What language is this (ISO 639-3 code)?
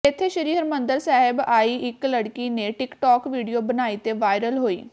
pan